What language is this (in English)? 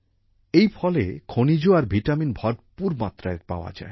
Bangla